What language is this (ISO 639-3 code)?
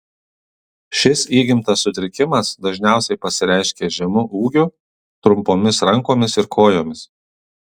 lit